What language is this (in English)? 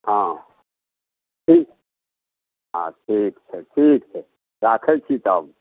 Maithili